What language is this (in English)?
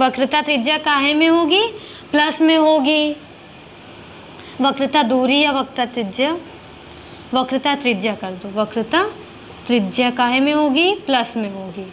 Hindi